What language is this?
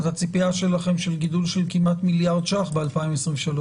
Hebrew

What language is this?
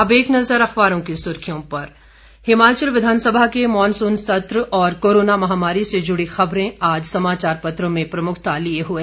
Hindi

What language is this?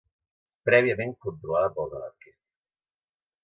Catalan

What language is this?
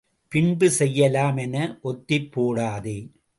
Tamil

